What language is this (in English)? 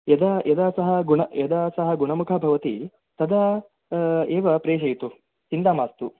Sanskrit